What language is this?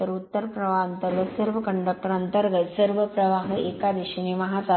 Marathi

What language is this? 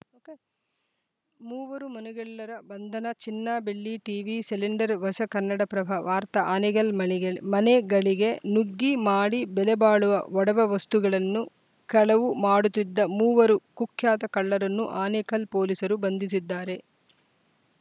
Kannada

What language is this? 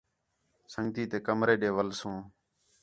Khetrani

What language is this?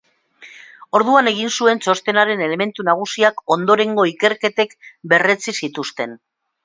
Basque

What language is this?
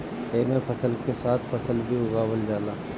Bhojpuri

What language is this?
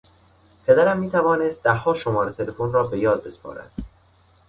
Persian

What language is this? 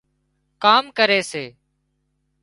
Wadiyara Koli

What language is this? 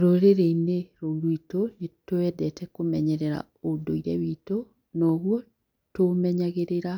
Kikuyu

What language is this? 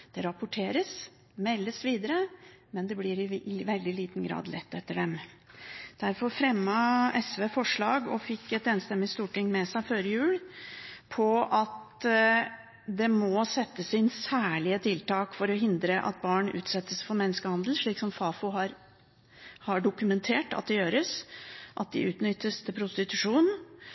Norwegian Bokmål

